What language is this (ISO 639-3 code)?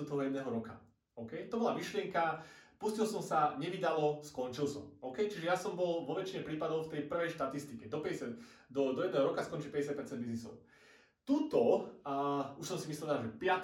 slk